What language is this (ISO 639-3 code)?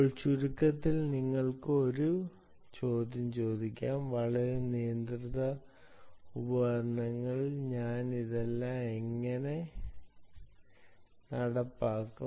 mal